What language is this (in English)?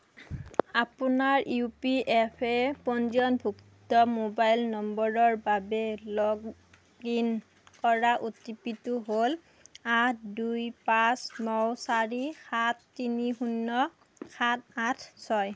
Assamese